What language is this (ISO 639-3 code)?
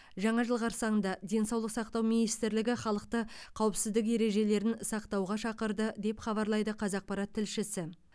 kaz